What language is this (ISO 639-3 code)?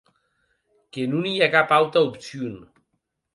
oci